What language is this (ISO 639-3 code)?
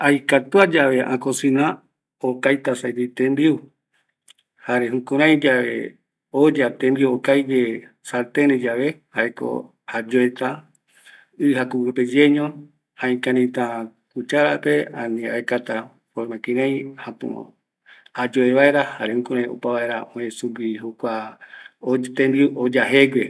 gui